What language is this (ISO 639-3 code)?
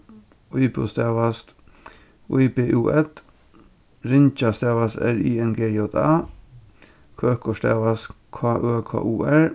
fao